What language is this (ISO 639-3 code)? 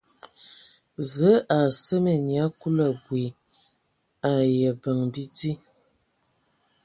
ewo